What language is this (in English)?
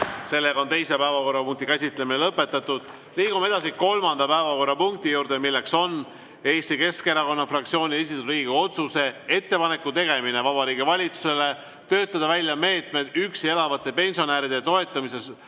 Estonian